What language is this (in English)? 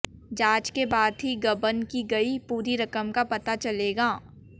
Hindi